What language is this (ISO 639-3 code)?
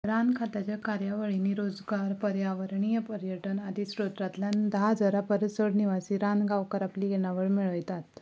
kok